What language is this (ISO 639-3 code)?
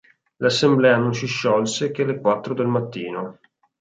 ita